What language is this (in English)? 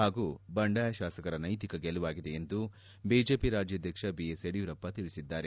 Kannada